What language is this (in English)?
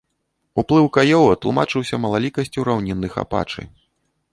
Belarusian